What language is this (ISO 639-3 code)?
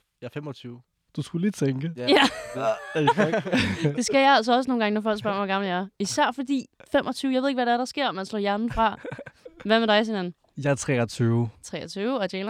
dan